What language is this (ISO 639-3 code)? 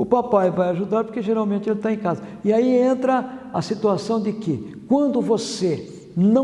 por